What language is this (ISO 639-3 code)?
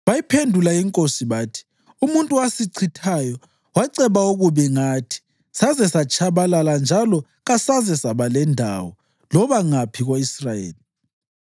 nde